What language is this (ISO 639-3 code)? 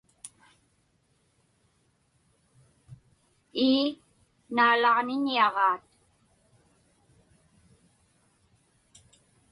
ipk